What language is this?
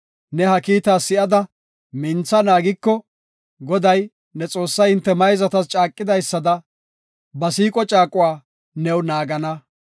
Gofa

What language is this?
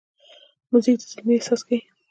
Pashto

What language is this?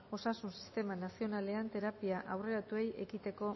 Basque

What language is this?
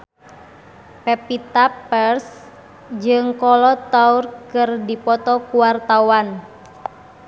Sundanese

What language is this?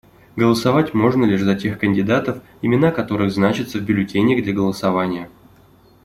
Russian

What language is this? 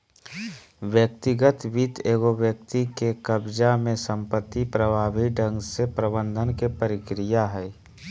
Magahi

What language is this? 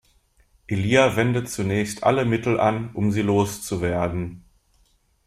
German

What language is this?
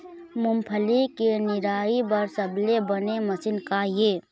Chhattisgarhi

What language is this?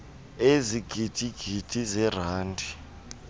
Xhosa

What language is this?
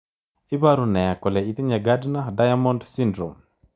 Kalenjin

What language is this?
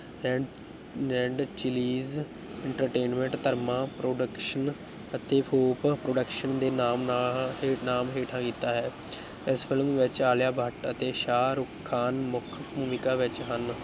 Punjabi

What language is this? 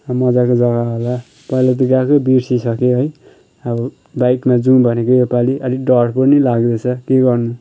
Nepali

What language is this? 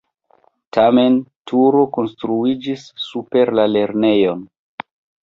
Esperanto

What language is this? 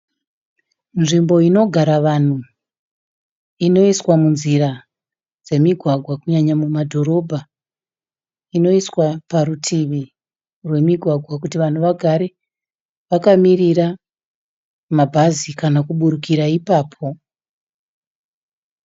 Shona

